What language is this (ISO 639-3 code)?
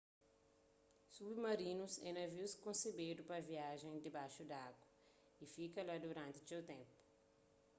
kea